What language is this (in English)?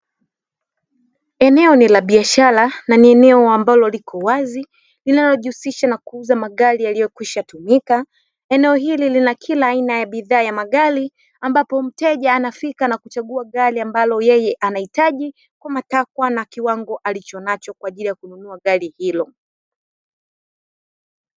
Swahili